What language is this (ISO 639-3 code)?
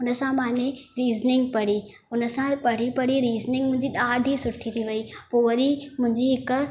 snd